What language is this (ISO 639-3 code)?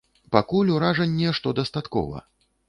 bel